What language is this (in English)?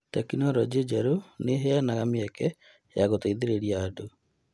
Kikuyu